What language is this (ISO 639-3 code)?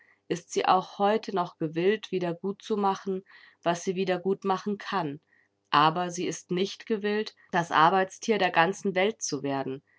deu